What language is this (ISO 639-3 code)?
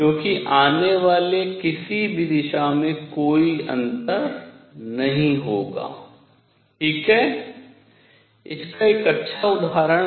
hin